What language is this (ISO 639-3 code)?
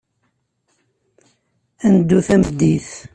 kab